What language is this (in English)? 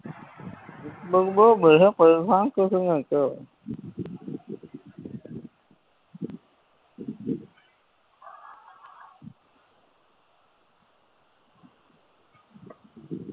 Gujarati